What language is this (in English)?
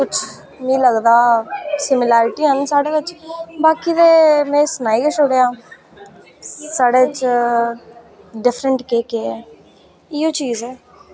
Dogri